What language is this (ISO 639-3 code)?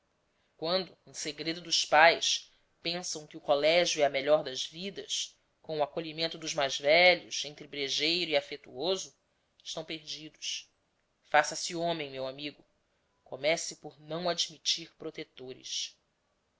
por